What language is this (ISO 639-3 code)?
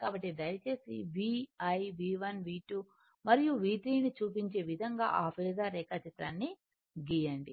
tel